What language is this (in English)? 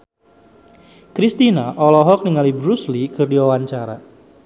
Sundanese